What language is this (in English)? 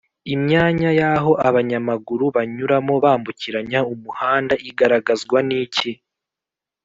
Kinyarwanda